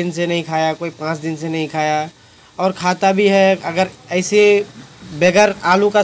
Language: Hindi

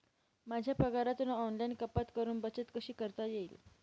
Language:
Marathi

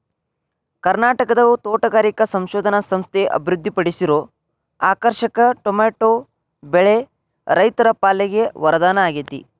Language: Kannada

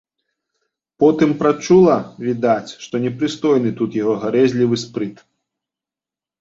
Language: Belarusian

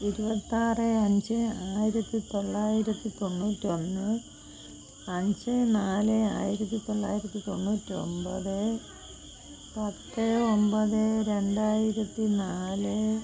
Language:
Malayalam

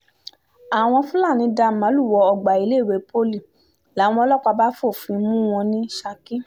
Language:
Yoruba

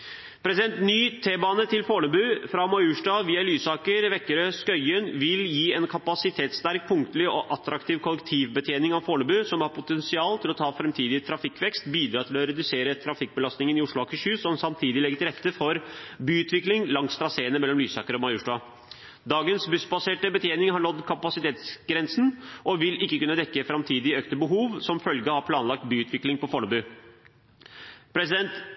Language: Norwegian Bokmål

